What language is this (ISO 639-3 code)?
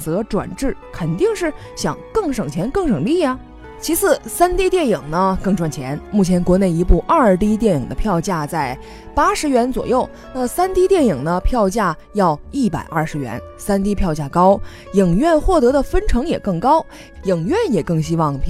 zho